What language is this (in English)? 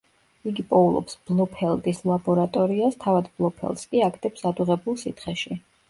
Georgian